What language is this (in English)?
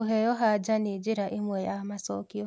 Kikuyu